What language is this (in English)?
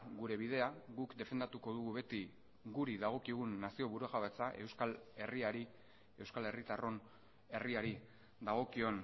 Basque